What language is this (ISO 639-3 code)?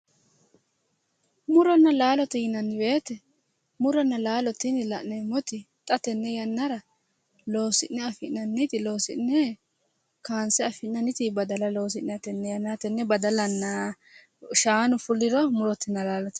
sid